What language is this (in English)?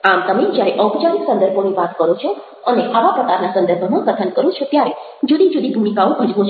Gujarati